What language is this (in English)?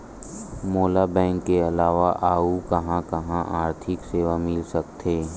Chhattisgarhi